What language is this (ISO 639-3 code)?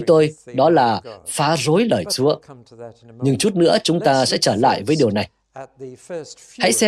vie